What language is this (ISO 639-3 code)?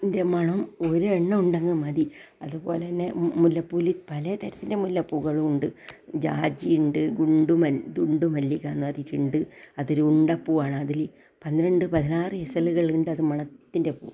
mal